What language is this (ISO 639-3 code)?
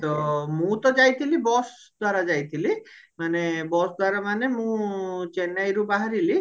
ori